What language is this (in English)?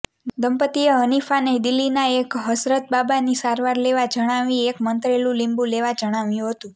Gujarati